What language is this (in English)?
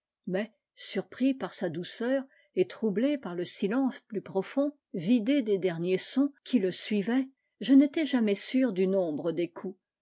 French